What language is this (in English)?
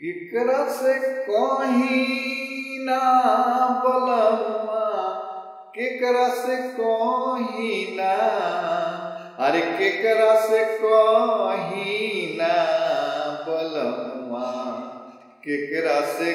Arabic